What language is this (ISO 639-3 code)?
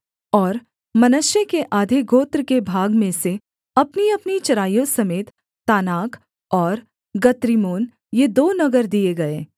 hin